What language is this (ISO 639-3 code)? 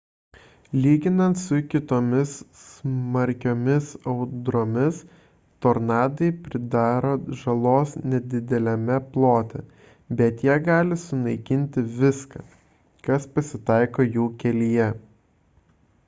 lit